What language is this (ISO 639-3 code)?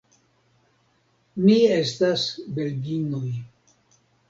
epo